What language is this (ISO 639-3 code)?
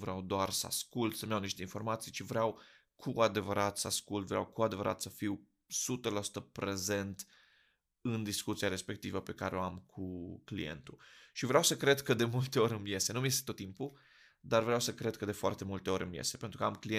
ron